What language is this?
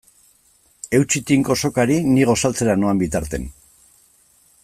Basque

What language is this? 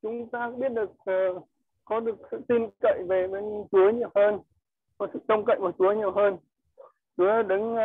Vietnamese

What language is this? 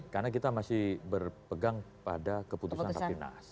Indonesian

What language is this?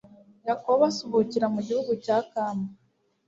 Kinyarwanda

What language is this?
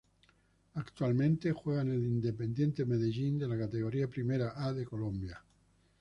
Spanish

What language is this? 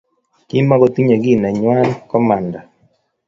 Kalenjin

